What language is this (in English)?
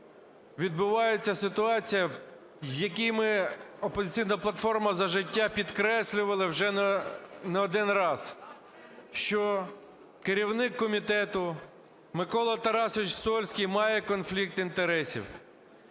Ukrainian